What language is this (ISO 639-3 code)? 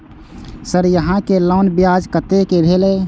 mai